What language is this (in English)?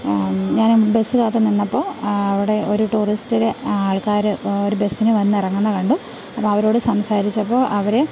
Malayalam